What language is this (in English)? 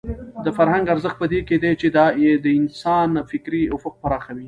Pashto